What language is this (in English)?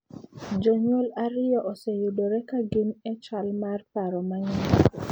Luo (Kenya and Tanzania)